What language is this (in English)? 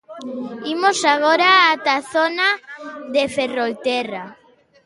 Galician